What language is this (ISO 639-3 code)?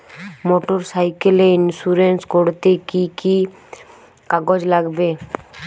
ben